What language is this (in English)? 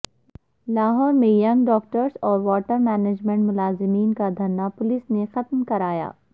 Urdu